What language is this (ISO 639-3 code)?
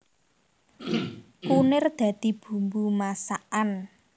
jav